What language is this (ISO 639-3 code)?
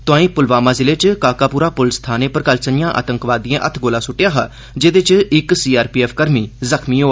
doi